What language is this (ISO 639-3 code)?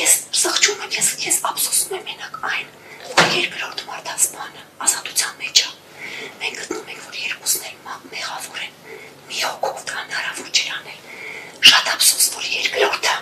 ron